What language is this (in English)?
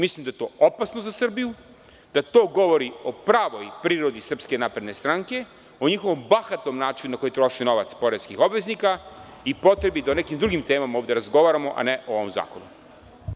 Serbian